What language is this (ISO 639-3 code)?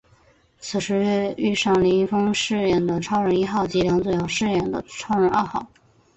zho